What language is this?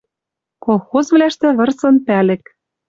Western Mari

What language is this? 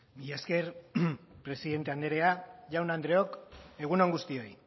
Basque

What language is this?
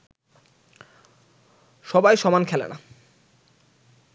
Bangla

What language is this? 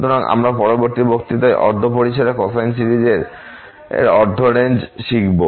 Bangla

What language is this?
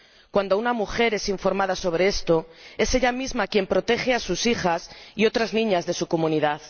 Spanish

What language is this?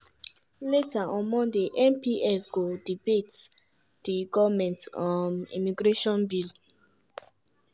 Nigerian Pidgin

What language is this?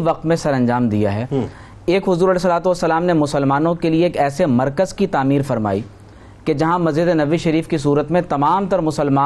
Urdu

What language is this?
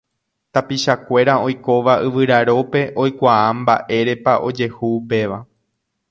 Guarani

